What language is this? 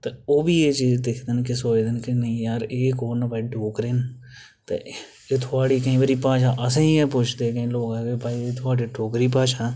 Dogri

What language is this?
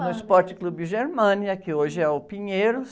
Portuguese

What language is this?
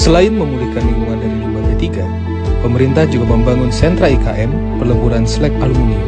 Indonesian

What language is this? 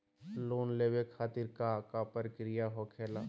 Magahi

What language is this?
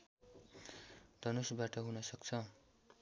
Nepali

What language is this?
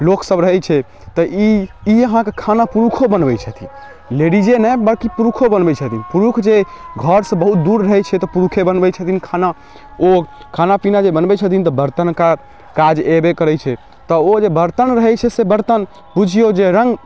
Maithili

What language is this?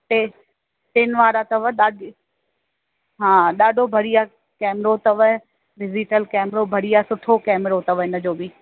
Sindhi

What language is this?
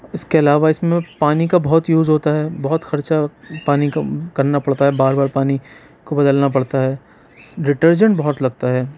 Urdu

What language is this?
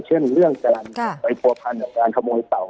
Thai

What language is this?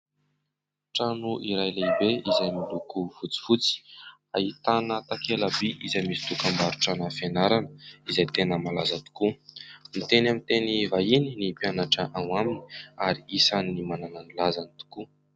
Malagasy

